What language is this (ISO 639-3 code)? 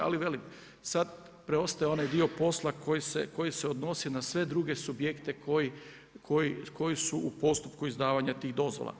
hrv